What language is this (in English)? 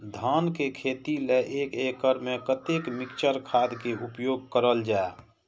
Maithili